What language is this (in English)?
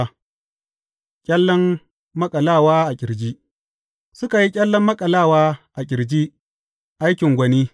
Hausa